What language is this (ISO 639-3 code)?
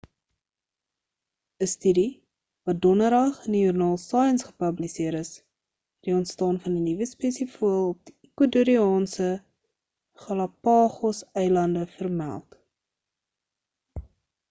afr